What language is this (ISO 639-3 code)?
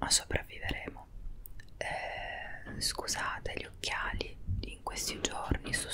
ita